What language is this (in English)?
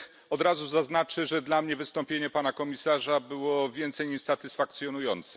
Polish